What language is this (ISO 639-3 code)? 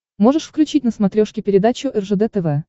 rus